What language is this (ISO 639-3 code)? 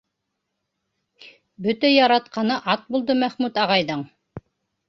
bak